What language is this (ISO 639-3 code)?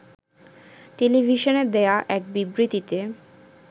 ben